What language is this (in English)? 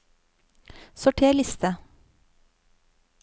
Norwegian